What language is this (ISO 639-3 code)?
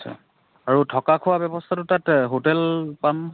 asm